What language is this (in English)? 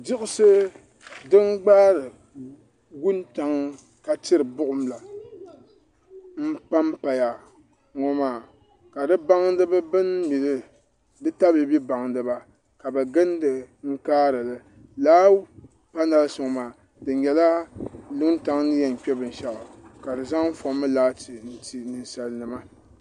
Dagbani